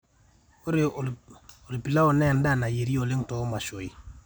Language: Masai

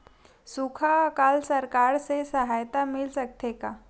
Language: Chhattisgarhi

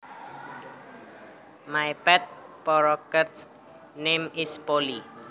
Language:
Javanese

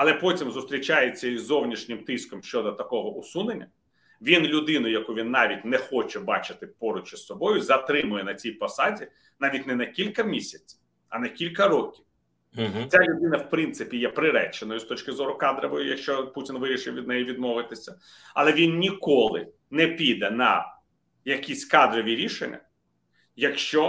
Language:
Ukrainian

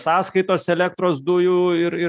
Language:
Lithuanian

